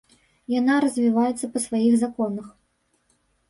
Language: Belarusian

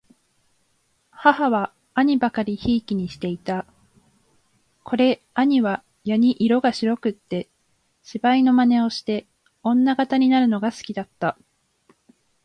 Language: Japanese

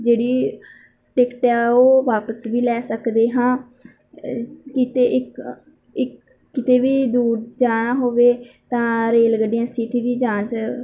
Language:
Punjabi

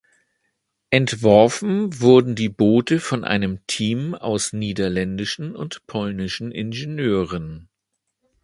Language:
German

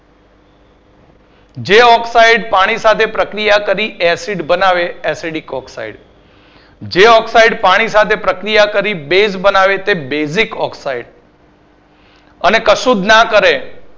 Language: Gujarati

